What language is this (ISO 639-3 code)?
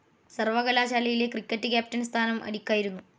mal